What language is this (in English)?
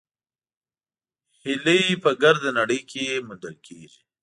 Pashto